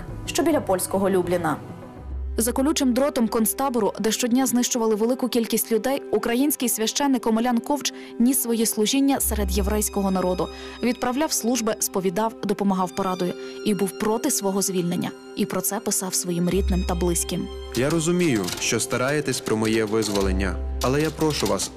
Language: Ukrainian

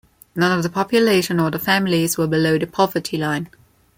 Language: English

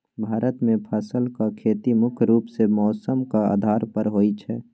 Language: Maithili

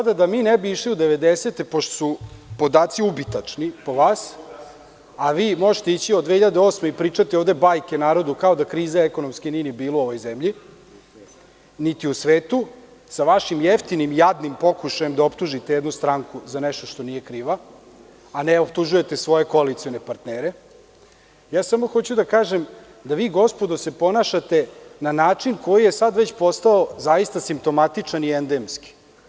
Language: Serbian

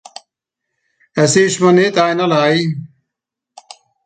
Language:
Swiss German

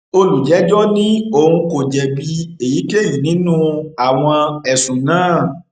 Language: Yoruba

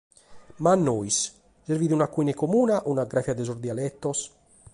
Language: Sardinian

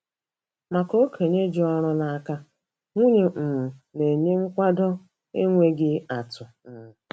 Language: Igbo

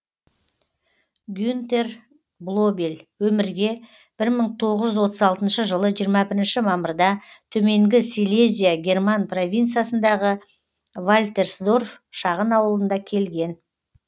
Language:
Kazakh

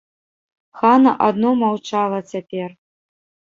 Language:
Belarusian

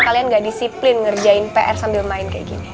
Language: Indonesian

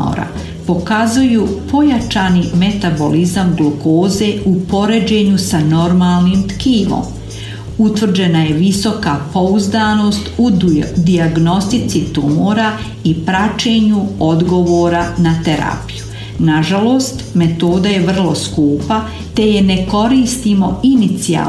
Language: Croatian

